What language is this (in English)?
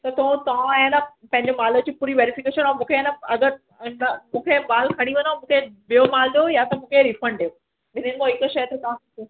Sindhi